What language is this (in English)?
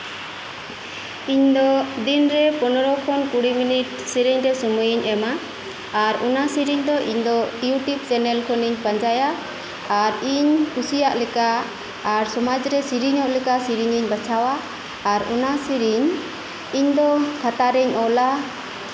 Santali